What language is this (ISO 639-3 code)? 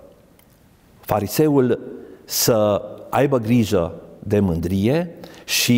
ron